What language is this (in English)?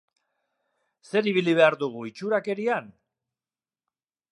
Basque